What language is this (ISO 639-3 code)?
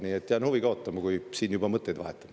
est